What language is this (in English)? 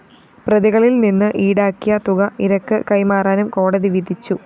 Malayalam